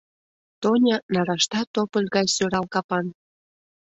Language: Mari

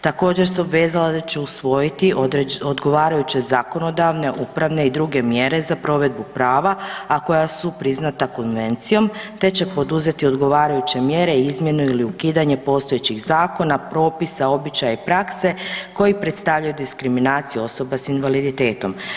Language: Croatian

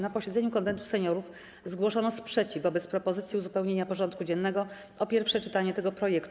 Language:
Polish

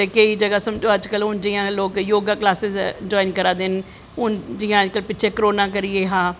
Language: Dogri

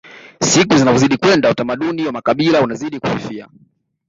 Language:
Swahili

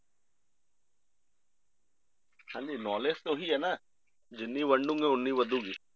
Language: Punjabi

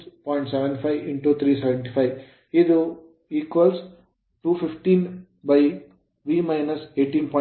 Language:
Kannada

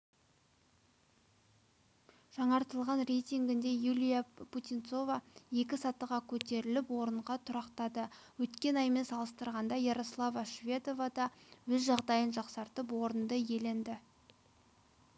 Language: Kazakh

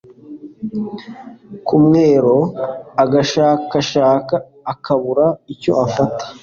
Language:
Kinyarwanda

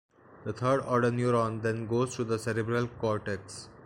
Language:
English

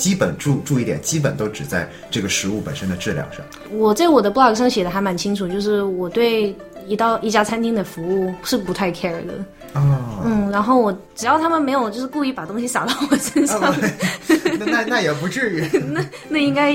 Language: Chinese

